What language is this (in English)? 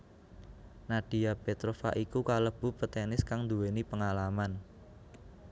Javanese